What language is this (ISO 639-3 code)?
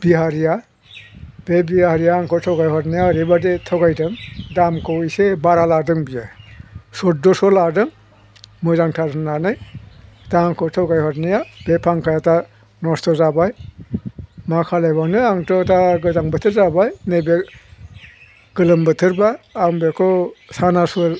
brx